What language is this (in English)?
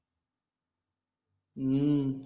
Marathi